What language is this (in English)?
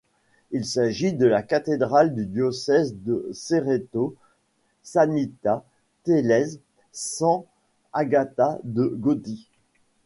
French